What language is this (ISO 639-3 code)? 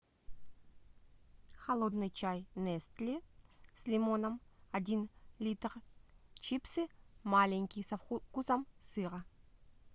rus